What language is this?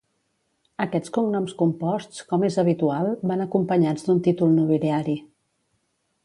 Catalan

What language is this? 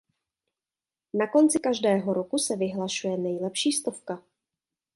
Czech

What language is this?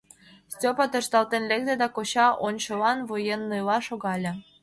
Mari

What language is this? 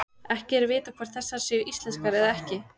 Icelandic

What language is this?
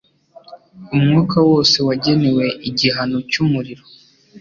Kinyarwanda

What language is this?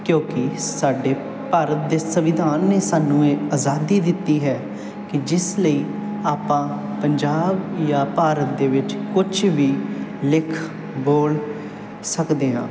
Punjabi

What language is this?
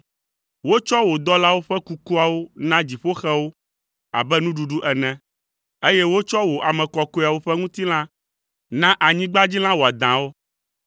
Ewe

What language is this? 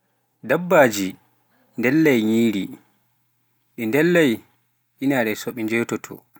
Pular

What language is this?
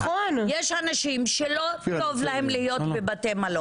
Hebrew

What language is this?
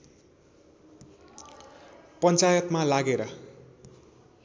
Nepali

